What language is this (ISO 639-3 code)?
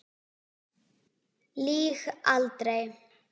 isl